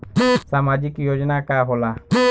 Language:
Bhojpuri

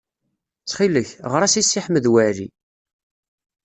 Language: Kabyle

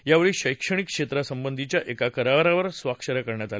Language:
Marathi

